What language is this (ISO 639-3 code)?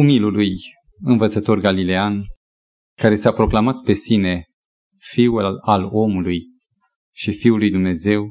ron